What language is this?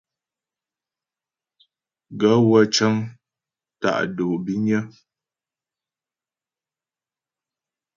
Ghomala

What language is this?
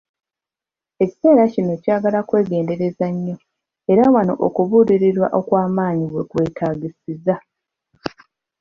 Ganda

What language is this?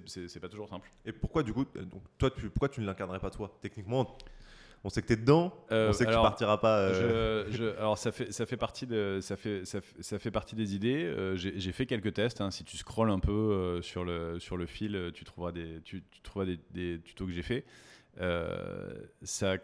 French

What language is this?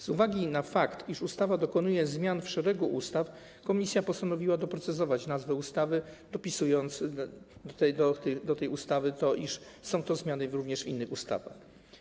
Polish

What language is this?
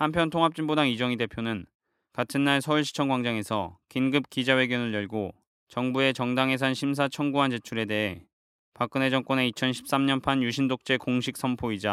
Korean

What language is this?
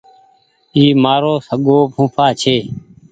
Goaria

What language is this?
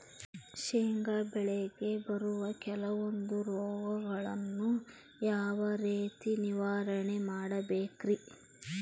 Kannada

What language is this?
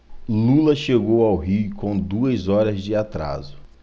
Portuguese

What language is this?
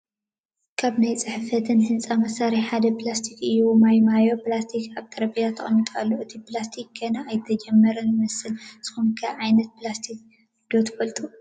Tigrinya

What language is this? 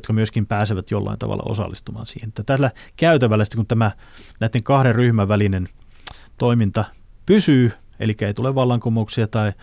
Finnish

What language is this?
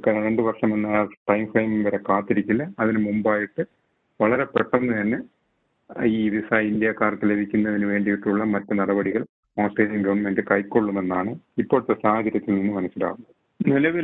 Malayalam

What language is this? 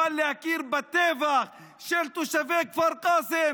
Hebrew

